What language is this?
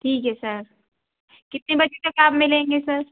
Hindi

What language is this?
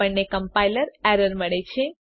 Gujarati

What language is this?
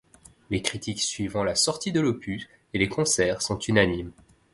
French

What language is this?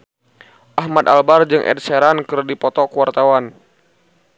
Sundanese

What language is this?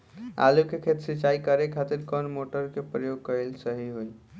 Bhojpuri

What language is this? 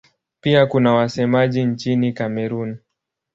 Swahili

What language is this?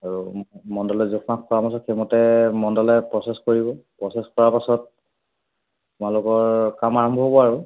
Assamese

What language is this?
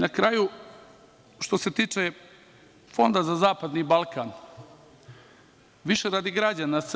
Serbian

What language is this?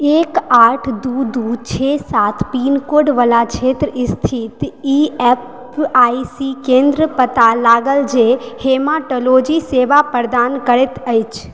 Maithili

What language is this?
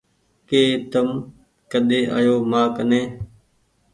Goaria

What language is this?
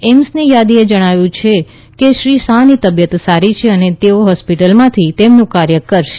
Gujarati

